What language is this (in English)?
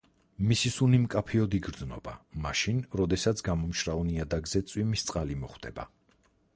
Georgian